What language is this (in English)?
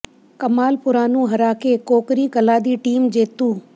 Punjabi